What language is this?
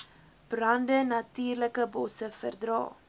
Afrikaans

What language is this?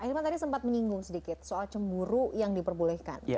Indonesian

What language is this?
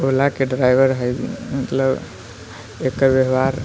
Maithili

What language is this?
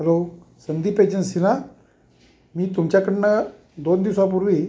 Marathi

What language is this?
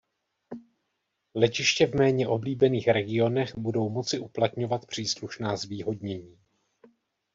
Czech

